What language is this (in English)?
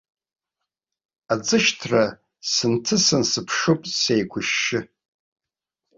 Abkhazian